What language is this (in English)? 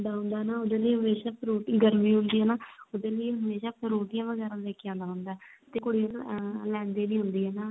Punjabi